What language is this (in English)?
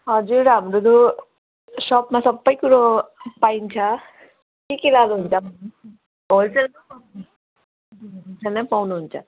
Nepali